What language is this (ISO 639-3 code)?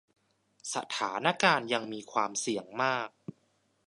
tha